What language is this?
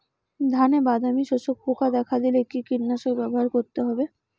Bangla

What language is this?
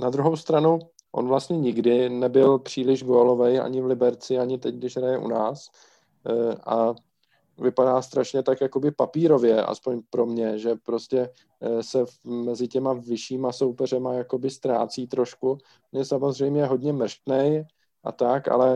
Czech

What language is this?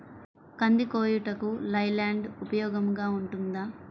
Telugu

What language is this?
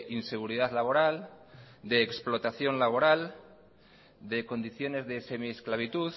Spanish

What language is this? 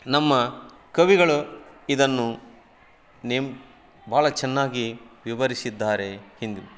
Kannada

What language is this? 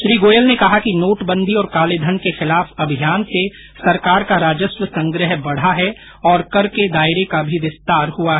Hindi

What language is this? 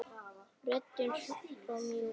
Icelandic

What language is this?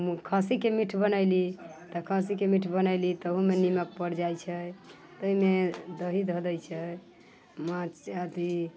Maithili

